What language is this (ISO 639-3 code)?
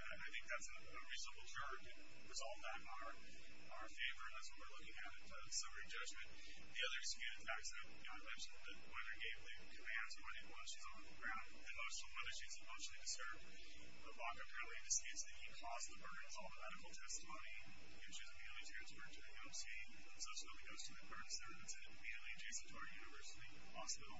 eng